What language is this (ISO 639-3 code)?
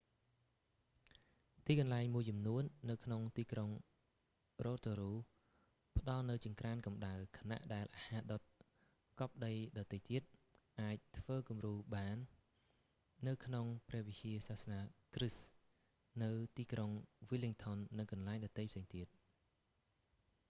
khm